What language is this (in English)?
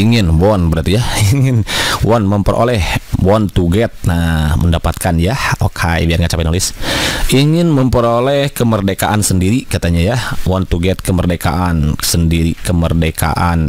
Indonesian